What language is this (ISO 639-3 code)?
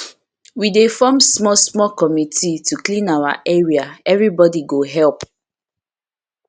pcm